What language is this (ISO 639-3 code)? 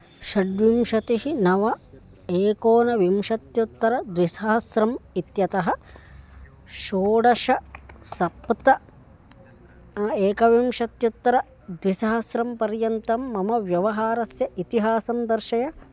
san